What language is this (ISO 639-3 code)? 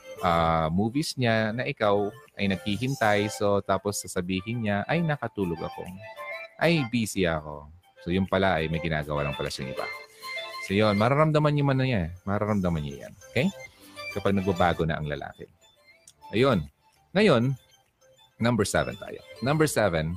fil